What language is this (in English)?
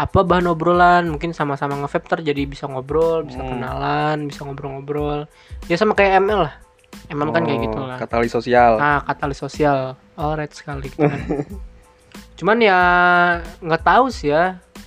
Indonesian